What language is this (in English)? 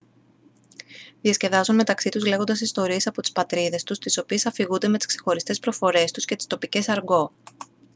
Greek